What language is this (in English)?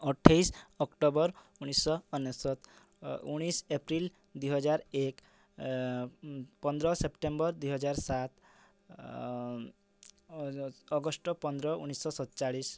Odia